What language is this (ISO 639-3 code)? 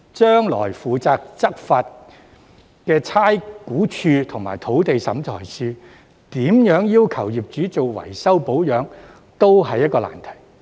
yue